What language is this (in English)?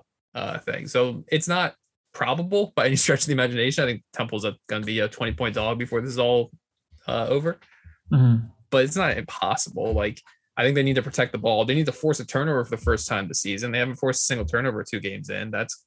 English